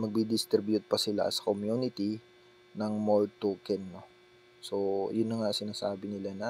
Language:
Filipino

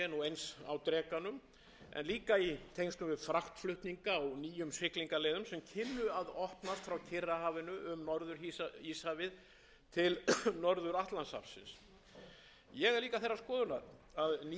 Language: Icelandic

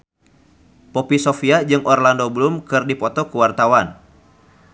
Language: Sundanese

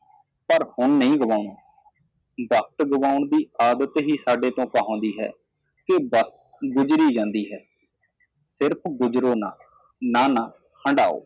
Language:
Punjabi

